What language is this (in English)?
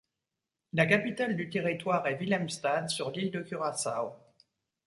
French